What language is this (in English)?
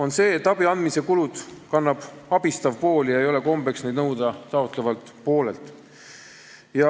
Estonian